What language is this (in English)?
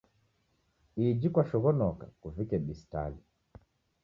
Taita